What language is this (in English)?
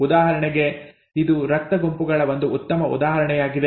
Kannada